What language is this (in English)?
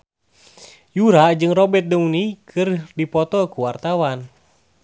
Sundanese